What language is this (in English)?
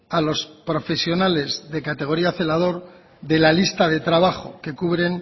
Spanish